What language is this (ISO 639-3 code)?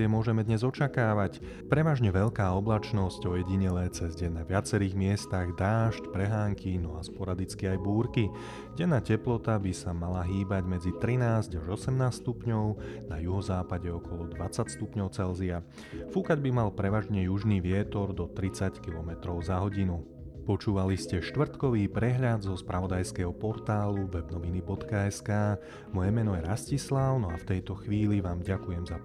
slk